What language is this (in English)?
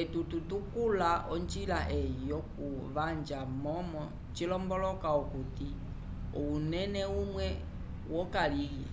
Umbundu